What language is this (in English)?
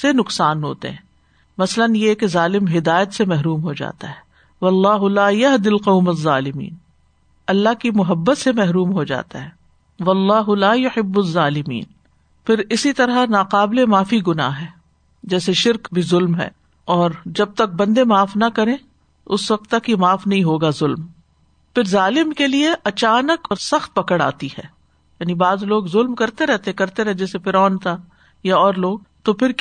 Urdu